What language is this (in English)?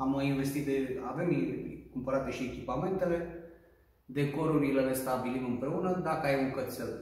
Romanian